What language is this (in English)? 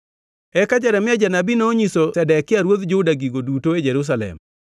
Luo (Kenya and Tanzania)